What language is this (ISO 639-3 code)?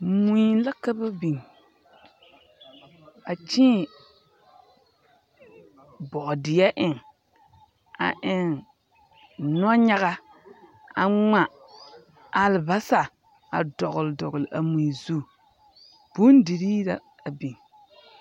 dga